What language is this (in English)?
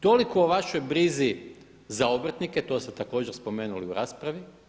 Croatian